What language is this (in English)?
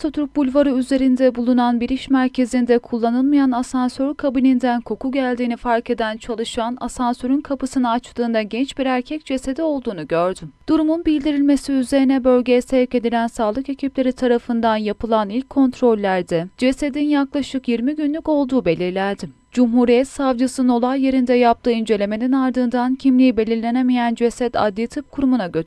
Turkish